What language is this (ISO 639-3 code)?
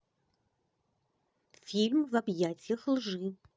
rus